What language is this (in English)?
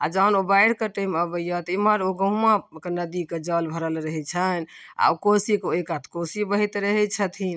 Maithili